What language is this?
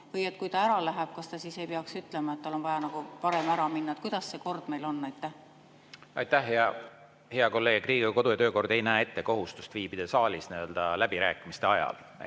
Estonian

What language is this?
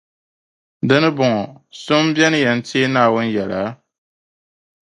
Dagbani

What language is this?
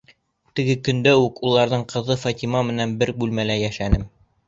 Bashkir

